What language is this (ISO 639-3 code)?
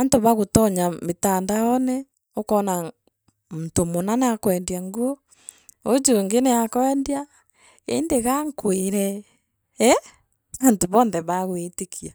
mer